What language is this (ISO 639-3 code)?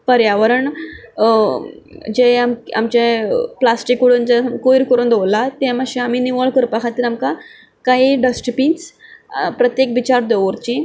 kok